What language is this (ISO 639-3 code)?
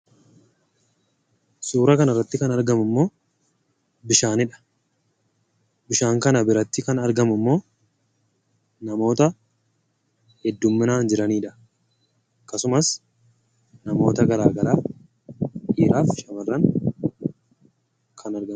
orm